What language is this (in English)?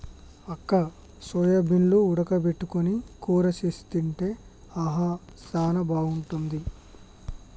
Telugu